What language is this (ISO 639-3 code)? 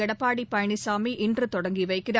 tam